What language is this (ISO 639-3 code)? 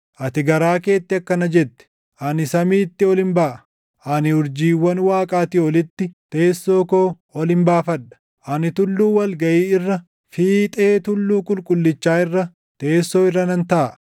orm